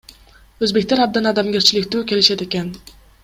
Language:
Kyrgyz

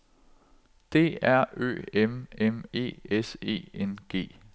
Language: Danish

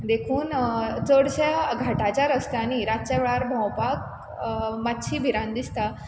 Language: Konkani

